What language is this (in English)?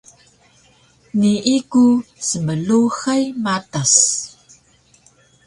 Taroko